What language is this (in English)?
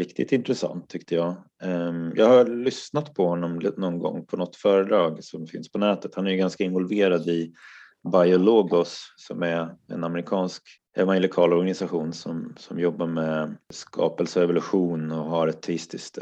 Swedish